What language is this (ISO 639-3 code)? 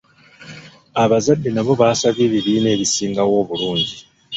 lug